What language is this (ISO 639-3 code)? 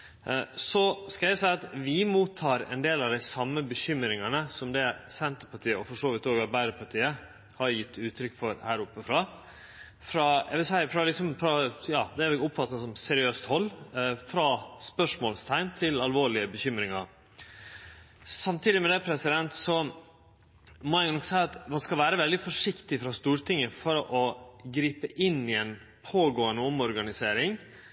nno